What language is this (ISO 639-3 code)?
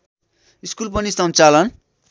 nep